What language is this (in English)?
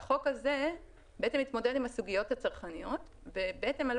Hebrew